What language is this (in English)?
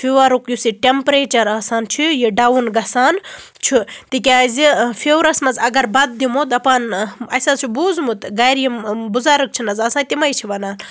Kashmiri